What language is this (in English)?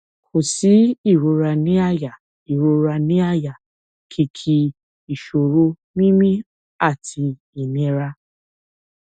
Yoruba